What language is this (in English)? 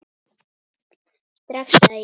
Icelandic